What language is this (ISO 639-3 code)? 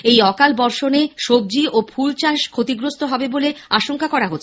ben